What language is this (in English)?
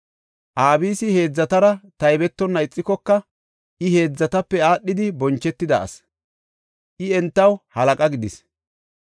Gofa